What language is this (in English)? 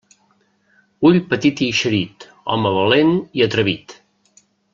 Catalan